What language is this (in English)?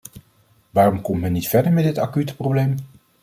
Dutch